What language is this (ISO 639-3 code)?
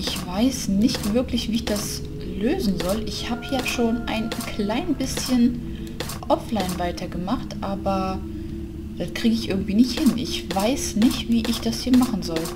deu